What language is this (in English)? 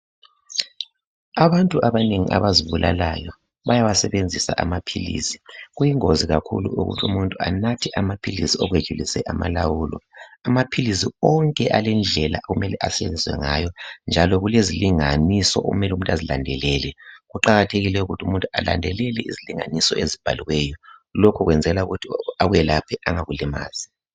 North Ndebele